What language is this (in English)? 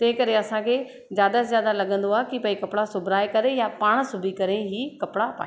Sindhi